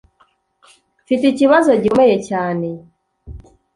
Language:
Kinyarwanda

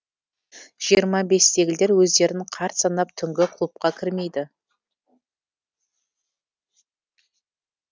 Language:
Kazakh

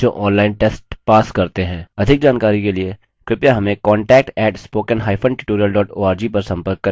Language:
Hindi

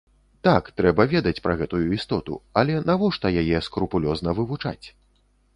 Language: Belarusian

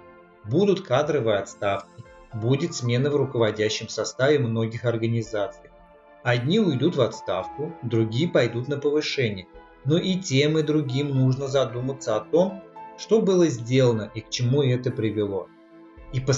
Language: Russian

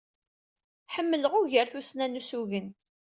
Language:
Kabyle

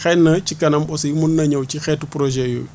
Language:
Wolof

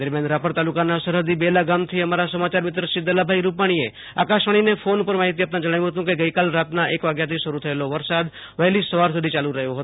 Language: Gujarati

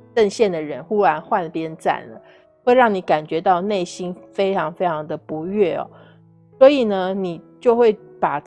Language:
Chinese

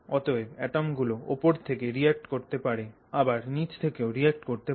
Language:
Bangla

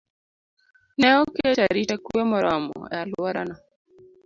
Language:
Luo (Kenya and Tanzania)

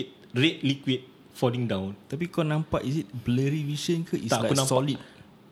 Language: Malay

